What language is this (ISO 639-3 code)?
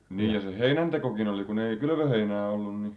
fin